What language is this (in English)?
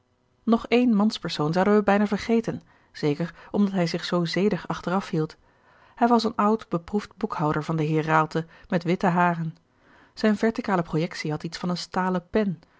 Dutch